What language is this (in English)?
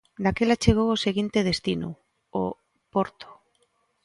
Galician